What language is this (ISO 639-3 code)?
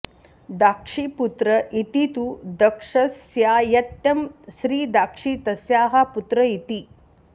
san